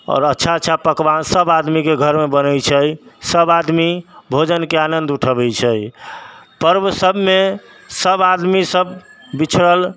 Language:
Maithili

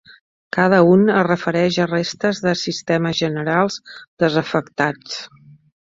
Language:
Catalan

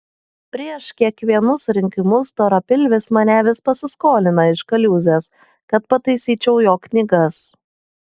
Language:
Lithuanian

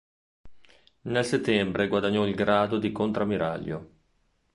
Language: Italian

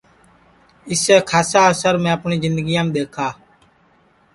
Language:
Sansi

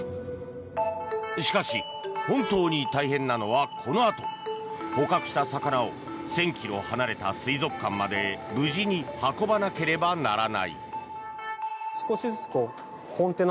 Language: Japanese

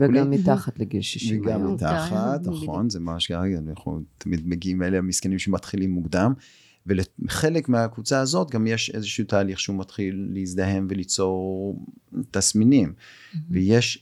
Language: Hebrew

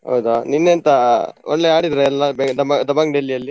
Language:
Kannada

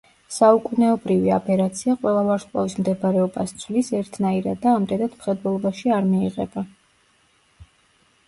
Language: Georgian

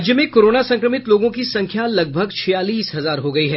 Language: Hindi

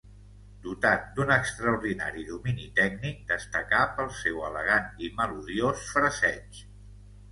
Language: Catalan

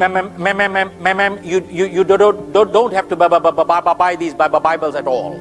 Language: English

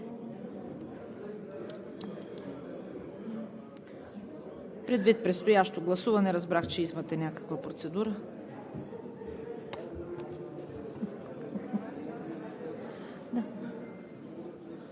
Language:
Bulgarian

